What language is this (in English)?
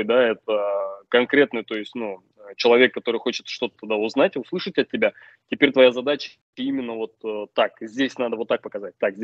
Russian